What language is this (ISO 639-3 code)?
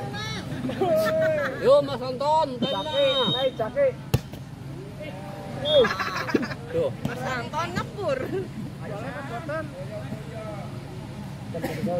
ind